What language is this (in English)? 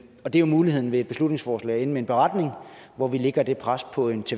Danish